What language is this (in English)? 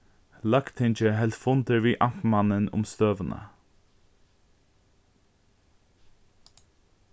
Faroese